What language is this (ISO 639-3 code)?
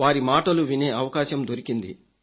tel